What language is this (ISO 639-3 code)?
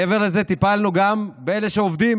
heb